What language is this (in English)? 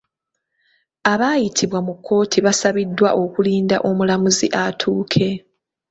Ganda